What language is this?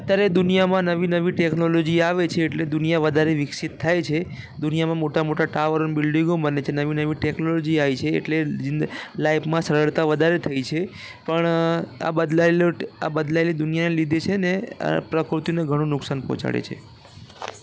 Gujarati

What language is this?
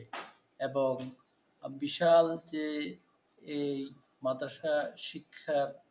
Bangla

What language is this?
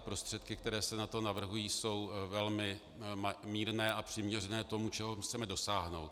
Czech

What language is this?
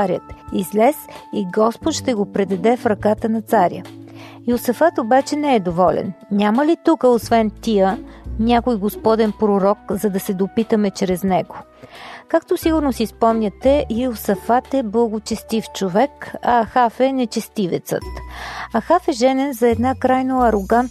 Bulgarian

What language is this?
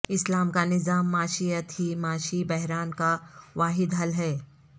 Urdu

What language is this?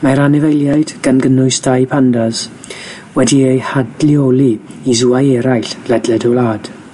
Welsh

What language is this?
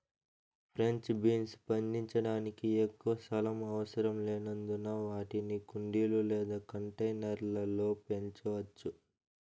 Telugu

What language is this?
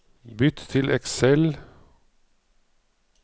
Norwegian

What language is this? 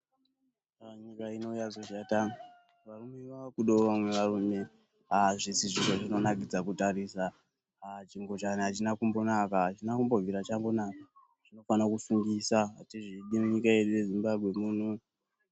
Ndau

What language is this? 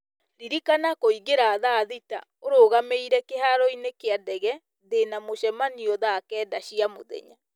Kikuyu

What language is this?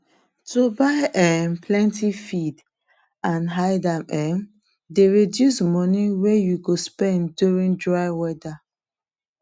Nigerian Pidgin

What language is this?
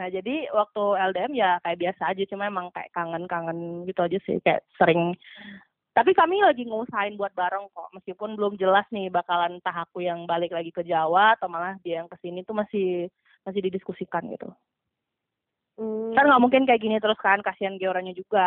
Indonesian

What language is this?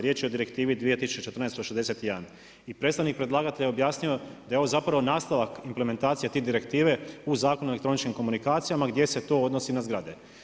Croatian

